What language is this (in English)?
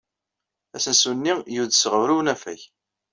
Kabyle